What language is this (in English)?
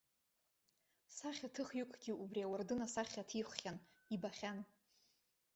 Abkhazian